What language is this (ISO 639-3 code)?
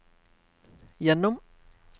nor